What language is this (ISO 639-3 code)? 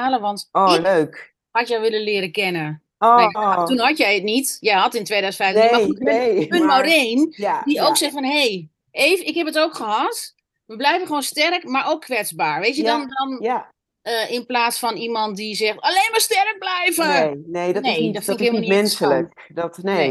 nld